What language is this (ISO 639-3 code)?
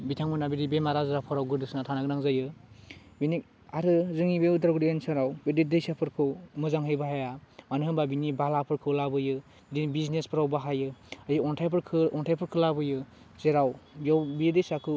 brx